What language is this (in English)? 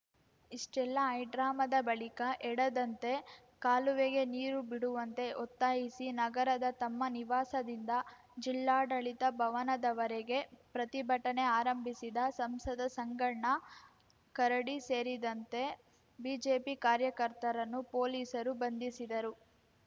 Kannada